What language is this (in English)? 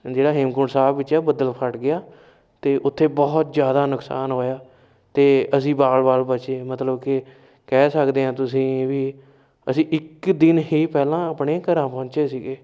Punjabi